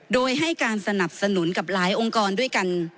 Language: Thai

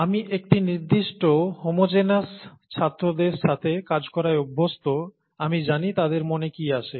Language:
Bangla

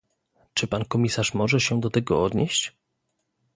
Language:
Polish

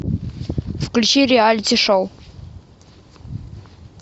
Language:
Russian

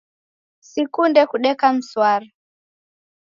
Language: Taita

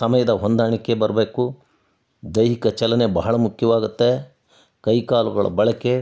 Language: Kannada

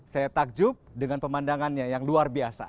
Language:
Indonesian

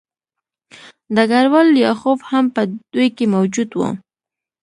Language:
Pashto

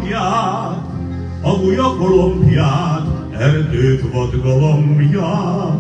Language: Hungarian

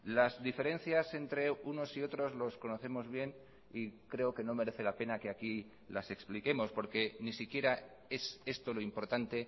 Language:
Spanish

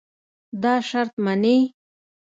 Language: Pashto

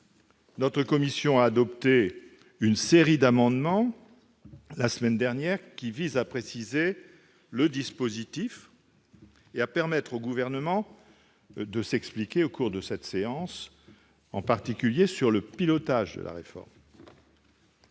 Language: French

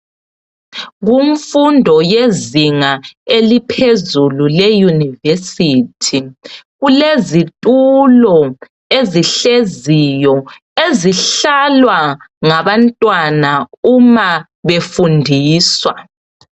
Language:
North Ndebele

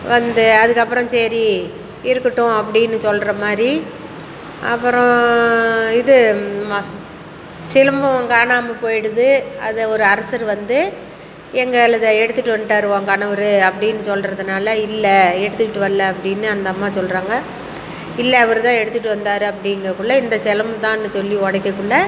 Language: Tamil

